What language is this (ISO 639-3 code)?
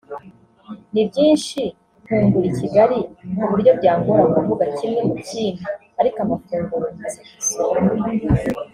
kin